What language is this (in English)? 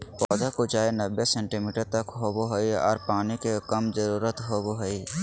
Magahi